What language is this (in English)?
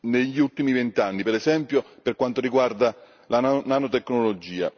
Italian